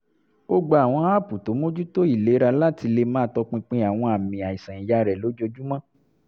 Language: Yoruba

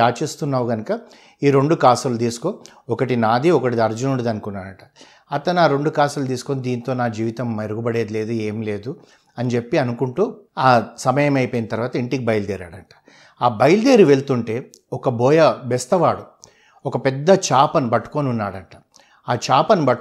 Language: Telugu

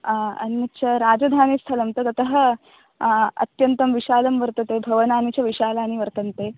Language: Sanskrit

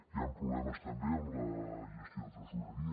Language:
Catalan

